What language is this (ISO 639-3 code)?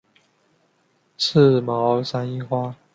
zho